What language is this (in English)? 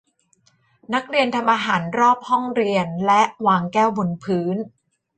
Thai